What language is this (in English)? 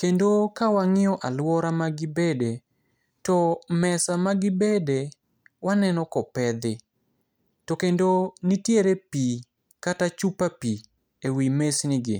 Luo (Kenya and Tanzania)